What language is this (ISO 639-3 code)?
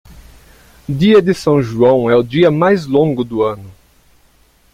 por